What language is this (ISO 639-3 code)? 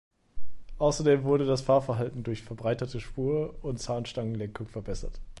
deu